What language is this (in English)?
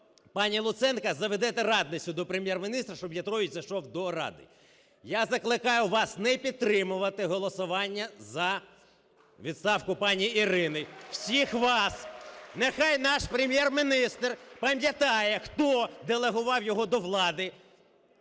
Ukrainian